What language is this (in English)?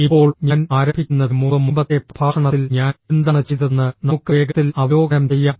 Malayalam